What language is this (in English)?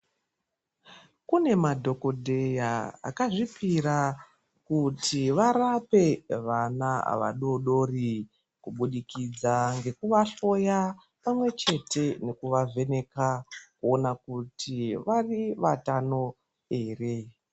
Ndau